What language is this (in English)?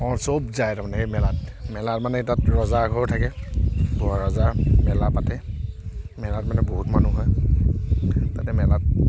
Assamese